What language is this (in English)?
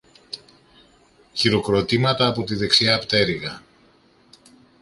Greek